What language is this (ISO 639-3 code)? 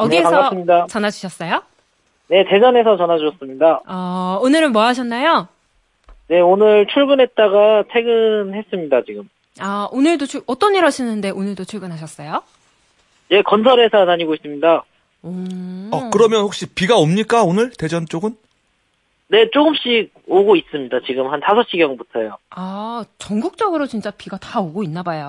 kor